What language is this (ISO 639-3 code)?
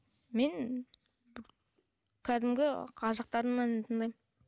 kaz